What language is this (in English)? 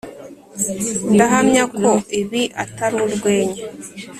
Kinyarwanda